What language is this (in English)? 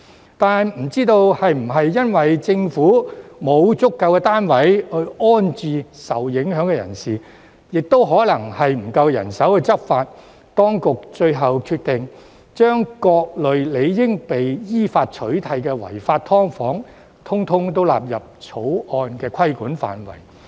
Cantonese